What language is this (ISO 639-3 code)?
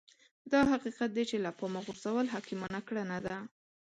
pus